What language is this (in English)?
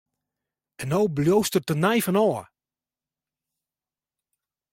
Western Frisian